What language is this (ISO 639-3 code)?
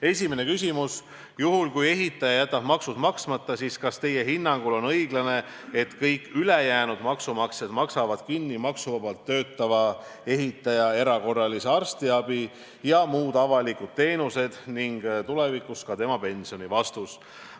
est